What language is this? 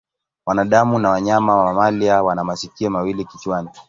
Swahili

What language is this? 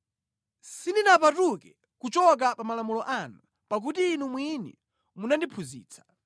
Nyanja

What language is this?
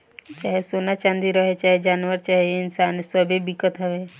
Bhojpuri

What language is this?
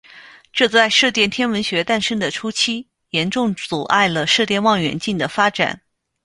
Chinese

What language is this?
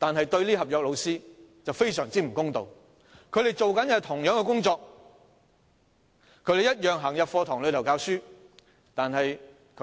Cantonese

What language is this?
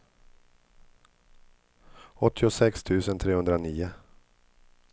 Swedish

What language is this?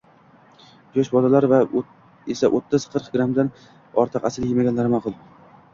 Uzbek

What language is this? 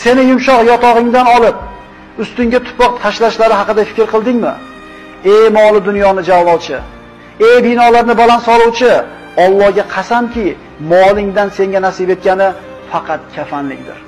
Turkish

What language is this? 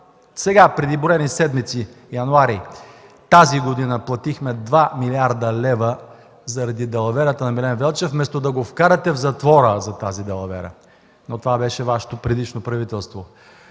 Bulgarian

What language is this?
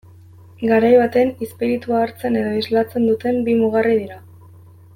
Basque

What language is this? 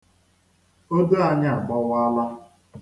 Igbo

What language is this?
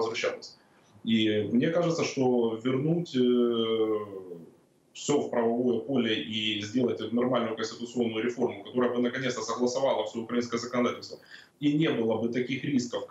Russian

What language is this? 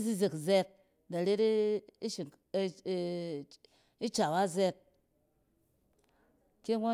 Cen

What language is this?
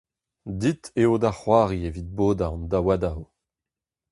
Breton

